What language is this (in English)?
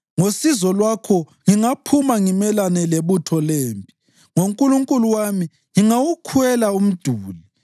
North Ndebele